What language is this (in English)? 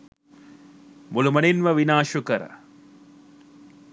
Sinhala